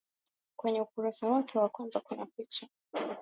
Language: Swahili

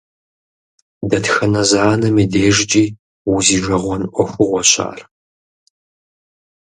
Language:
Kabardian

